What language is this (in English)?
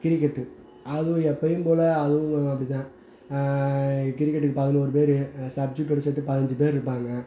Tamil